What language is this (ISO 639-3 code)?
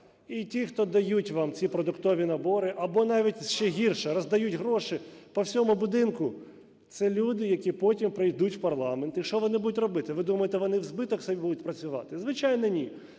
ukr